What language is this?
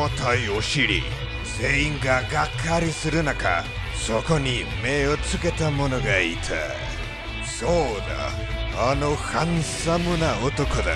Japanese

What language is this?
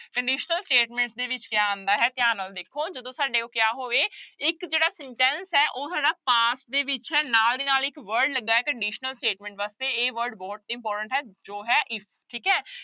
Punjabi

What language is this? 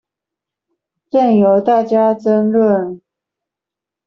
Chinese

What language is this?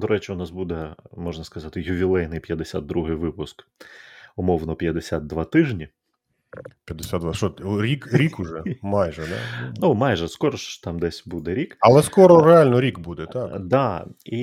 Ukrainian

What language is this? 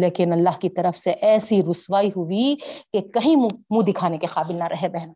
Urdu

